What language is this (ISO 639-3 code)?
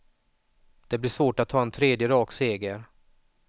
swe